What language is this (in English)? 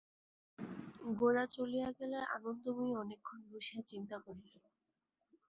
Bangla